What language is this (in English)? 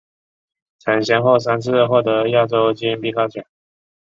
Chinese